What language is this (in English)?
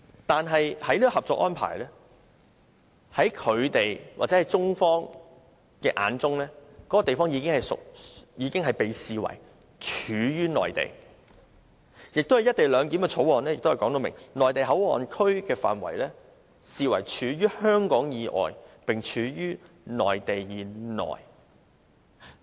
Cantonese